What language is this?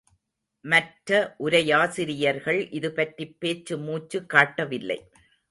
Tamil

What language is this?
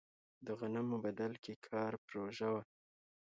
Pashto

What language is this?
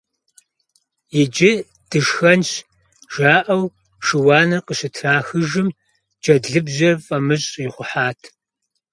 Kabardian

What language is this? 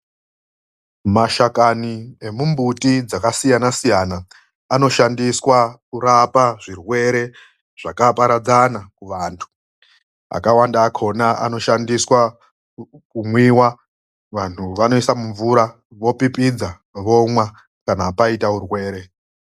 Ndau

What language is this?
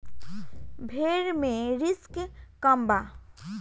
Bhojpuri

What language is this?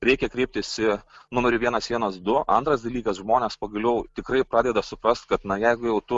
Lithuanian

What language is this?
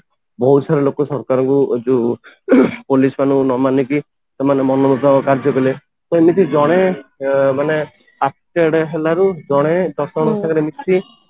Odia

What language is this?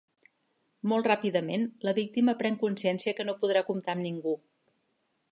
Catalan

